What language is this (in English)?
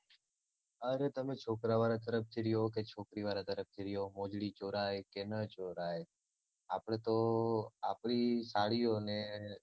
Gujarati